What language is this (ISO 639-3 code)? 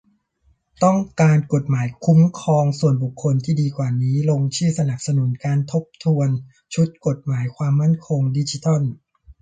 tha